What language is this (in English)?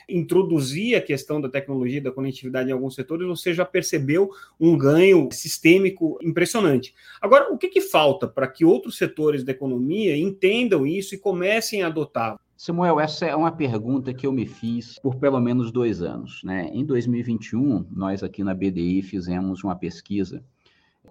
Portuguese